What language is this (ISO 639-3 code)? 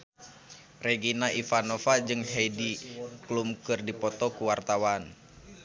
sun